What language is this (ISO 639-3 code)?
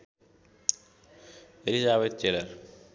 nep